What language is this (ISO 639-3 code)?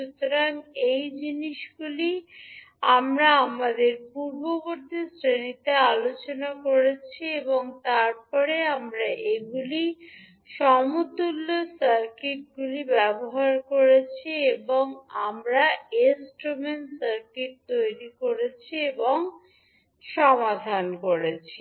ben